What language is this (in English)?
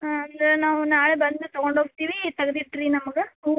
Kannada